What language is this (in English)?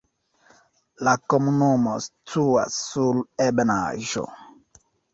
Esperanto